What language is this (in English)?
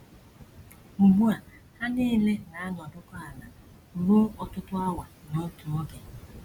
Igbo